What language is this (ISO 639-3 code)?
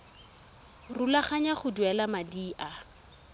tsn